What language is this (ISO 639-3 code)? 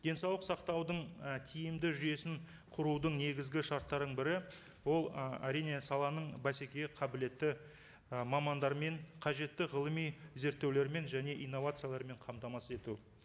kaz